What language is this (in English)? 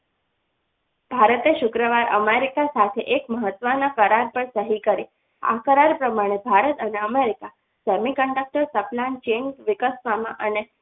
Gujarati